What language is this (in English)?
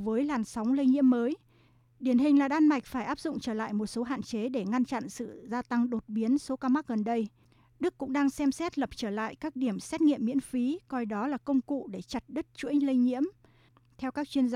Vietnamese